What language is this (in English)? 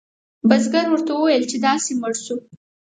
Pashto